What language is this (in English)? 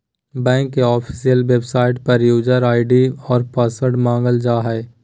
Magahi